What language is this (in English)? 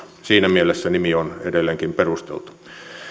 Finnish